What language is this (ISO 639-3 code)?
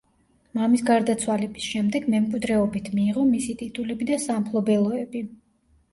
kat